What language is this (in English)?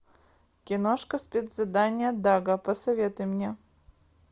Russian